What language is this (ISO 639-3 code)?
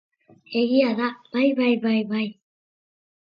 eus